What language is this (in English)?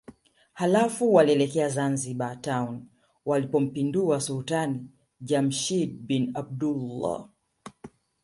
Swahili